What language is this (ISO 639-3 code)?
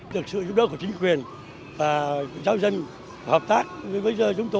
vie